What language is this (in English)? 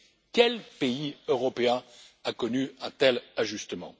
French